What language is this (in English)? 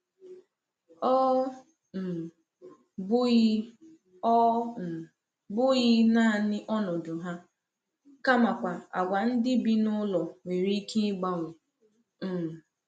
Igbo